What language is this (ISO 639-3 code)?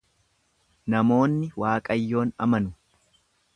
orm